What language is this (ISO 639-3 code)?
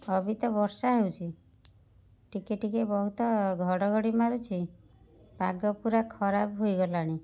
ori